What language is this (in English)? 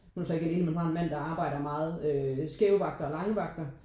Danish